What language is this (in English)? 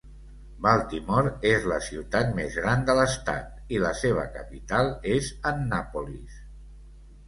Catalan